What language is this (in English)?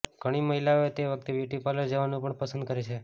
Gujarati